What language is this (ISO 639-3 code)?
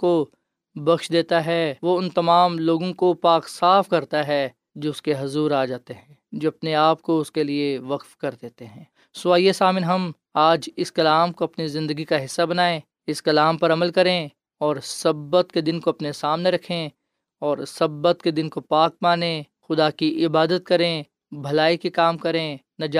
urd